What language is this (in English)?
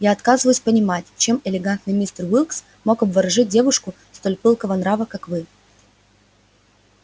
Russian